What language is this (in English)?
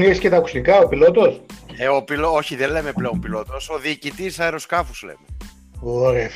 Greek